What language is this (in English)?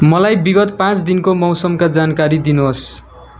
Nepali